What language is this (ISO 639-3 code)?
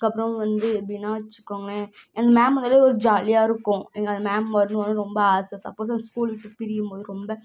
tam